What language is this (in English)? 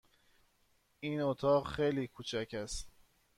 Persian